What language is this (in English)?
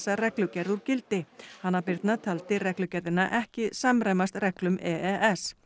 Icelandic